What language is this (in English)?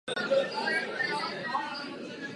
Czech